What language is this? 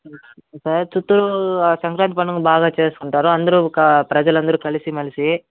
Telugu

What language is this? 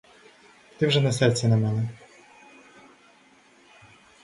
Ukrainian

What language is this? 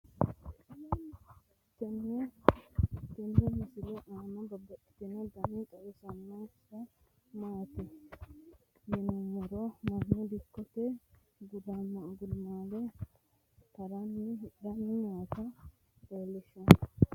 Sidamo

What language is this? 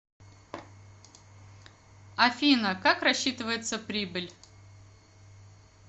Russian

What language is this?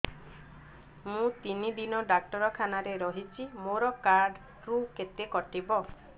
Odia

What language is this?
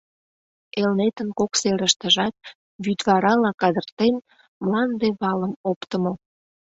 Mari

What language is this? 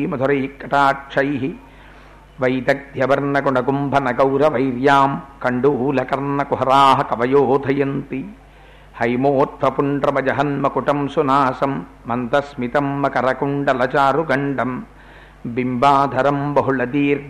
Telugu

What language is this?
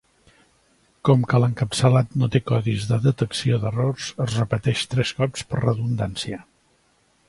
Catalan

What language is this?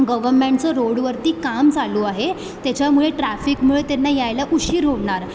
Marathi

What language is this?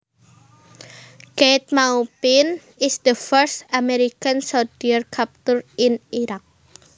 Javanese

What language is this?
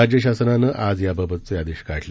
Marathi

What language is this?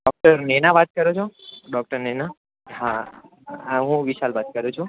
Gujarati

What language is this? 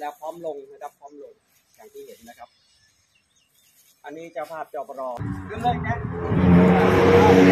Thai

